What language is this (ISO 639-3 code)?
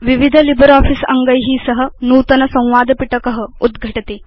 san